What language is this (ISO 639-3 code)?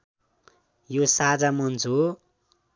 nep